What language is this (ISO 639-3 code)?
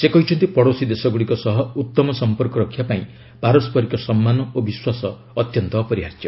ori